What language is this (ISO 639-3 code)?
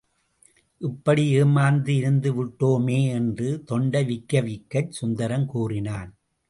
tam